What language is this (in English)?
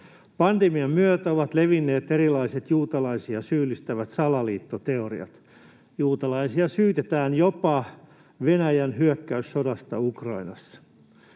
Finnish